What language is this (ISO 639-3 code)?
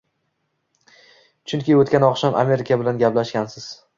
uzb